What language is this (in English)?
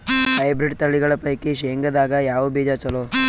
Kannada